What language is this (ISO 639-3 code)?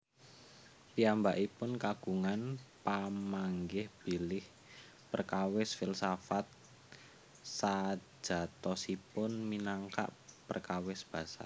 jav